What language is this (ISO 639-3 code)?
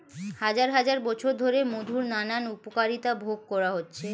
ben